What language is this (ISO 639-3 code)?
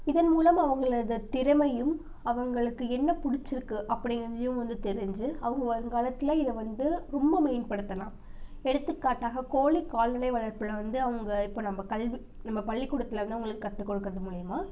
tam